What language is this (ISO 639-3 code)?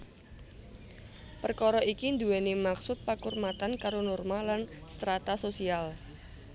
jav